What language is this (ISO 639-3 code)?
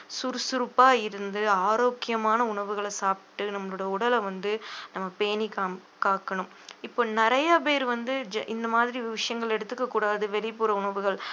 tam